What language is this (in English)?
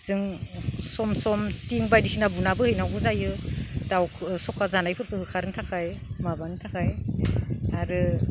Bodo